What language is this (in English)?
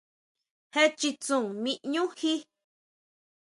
Huautla Mazatec